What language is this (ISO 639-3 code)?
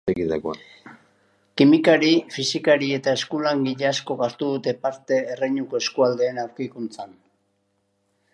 eus